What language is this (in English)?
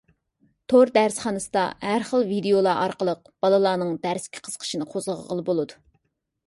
Uyghur